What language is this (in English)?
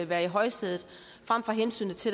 Danish